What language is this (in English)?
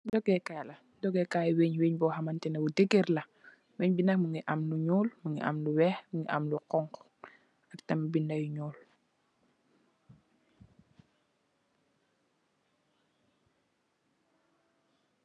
Wolof